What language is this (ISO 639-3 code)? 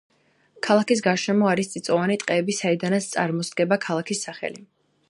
kat